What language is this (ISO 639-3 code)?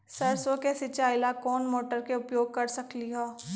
mag